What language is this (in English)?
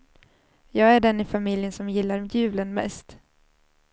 Swedish